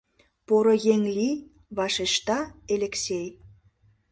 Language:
Mari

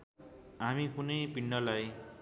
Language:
Nepali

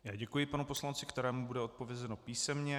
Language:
Czech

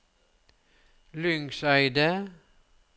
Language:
Norwegian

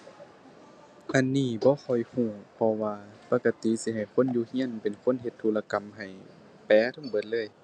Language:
Thai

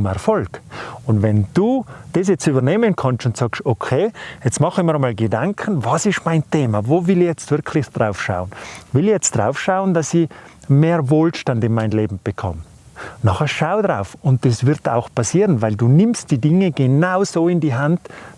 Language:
German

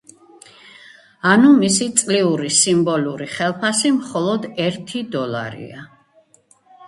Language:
Georgian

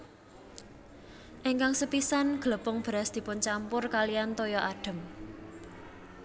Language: Javanese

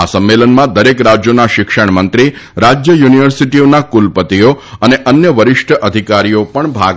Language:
Gujarati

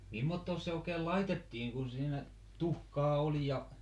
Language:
Finnish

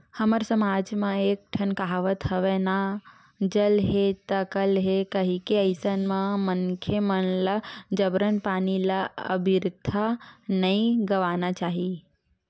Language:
Chhattisgarhi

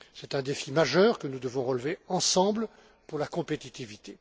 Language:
French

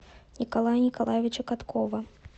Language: Russian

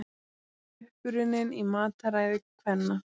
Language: Icelandic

